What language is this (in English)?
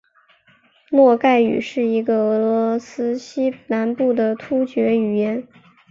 Chinese